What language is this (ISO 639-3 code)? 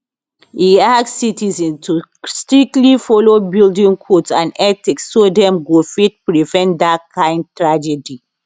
pcm